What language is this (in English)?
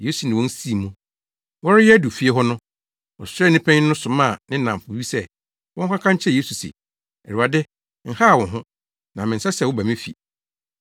Akan